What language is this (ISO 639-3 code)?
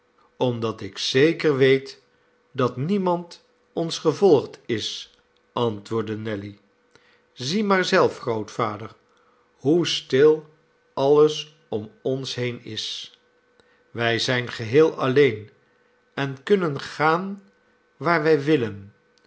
nld